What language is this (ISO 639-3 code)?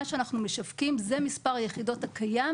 heb